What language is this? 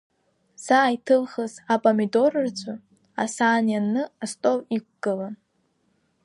Abkhazian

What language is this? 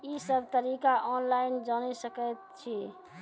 Maithili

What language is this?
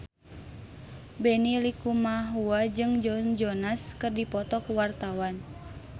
Sundanese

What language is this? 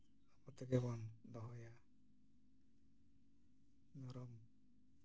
Santali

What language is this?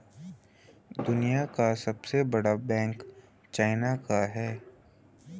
Hindi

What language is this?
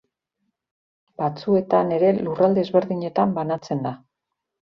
Basque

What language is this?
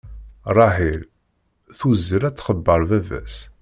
Kabyle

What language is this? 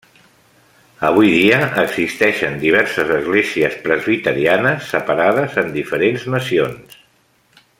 Catalan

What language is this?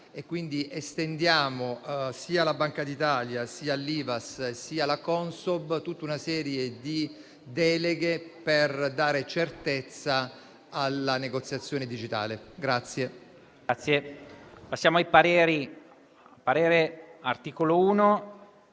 Italian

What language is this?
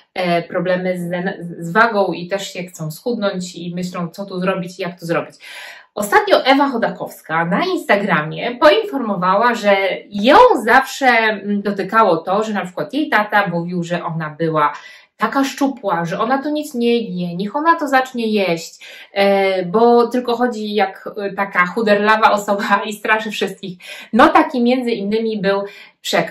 Polish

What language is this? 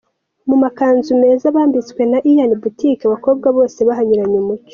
Kinyarwanda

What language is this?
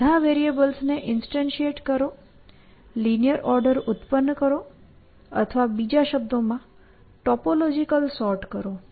Gujarati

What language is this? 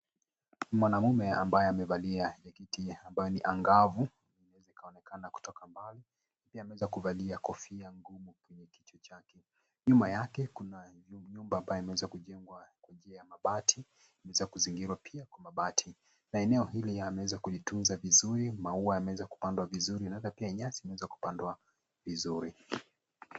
Swahili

